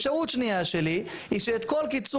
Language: Hebrew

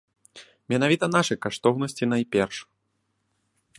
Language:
Belarusian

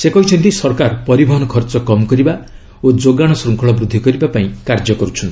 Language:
Odia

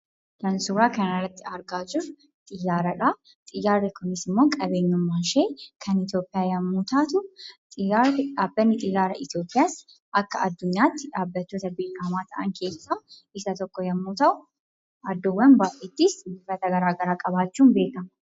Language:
Oromo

